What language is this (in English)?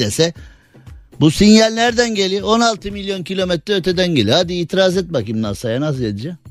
Turkish